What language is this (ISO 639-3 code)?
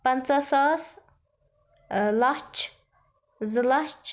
kas